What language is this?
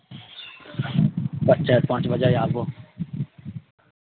Maithili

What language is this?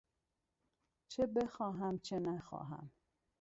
Persian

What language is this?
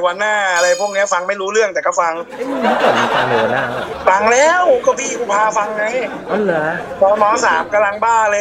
Thai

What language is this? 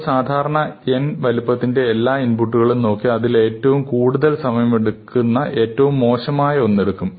Malayalam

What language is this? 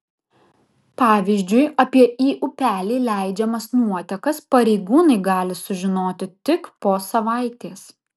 Lithuanian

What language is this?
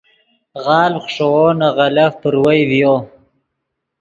Yidgha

